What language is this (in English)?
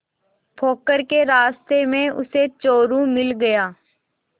Hindi